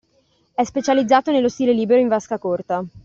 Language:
Italian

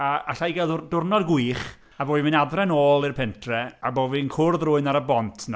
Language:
Welsh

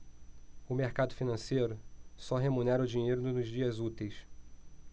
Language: Portuguese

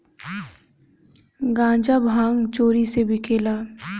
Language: Bhojpuri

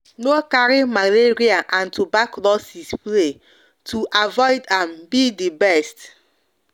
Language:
Nigerian Pidgin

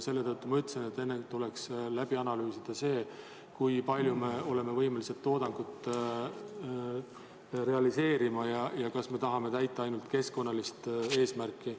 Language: Estonian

